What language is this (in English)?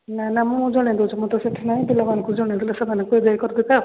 Odia